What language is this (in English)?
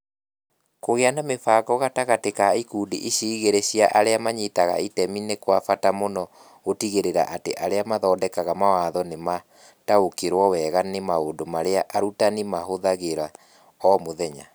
Kikuyu